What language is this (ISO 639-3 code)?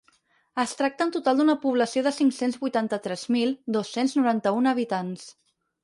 cat